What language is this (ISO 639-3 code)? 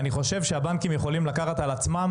heb